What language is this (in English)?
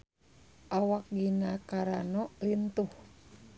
Sundanese